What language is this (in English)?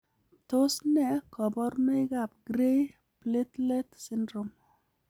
Kalenjin